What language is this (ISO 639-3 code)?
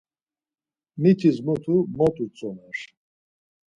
lzz